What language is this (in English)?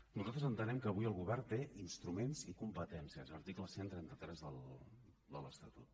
Catalan